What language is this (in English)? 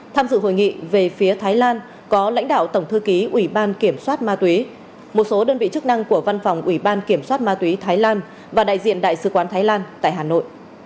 Vietnamese